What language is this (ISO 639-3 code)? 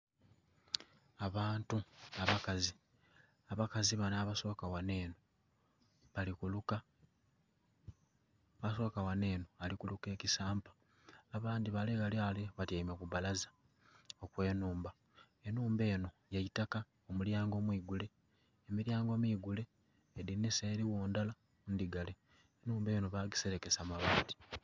xog